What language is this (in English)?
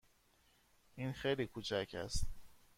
Persian